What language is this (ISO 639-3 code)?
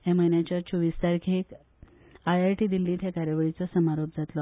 kok